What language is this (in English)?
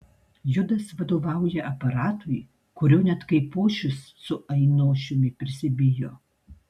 Lithuanian